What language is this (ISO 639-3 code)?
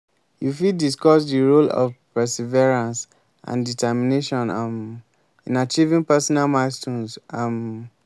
pcm